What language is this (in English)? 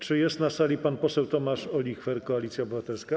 Polish